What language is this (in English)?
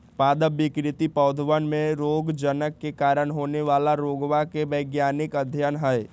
Magahi